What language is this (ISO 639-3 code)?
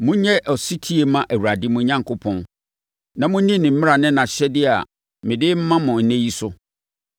aka